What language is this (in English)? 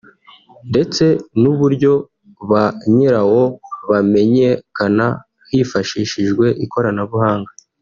Kinyarwanda